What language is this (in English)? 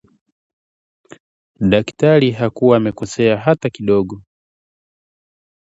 Swahili